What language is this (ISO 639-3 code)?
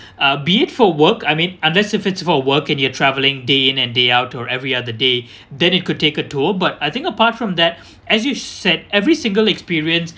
eng